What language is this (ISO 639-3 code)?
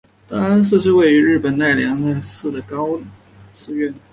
zho